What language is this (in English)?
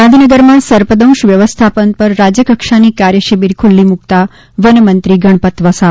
Gujarati